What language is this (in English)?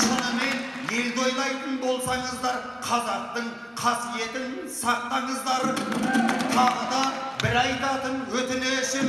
Kazakh